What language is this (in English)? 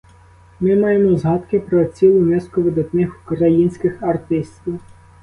Ukrainian